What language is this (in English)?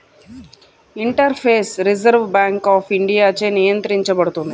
Telugu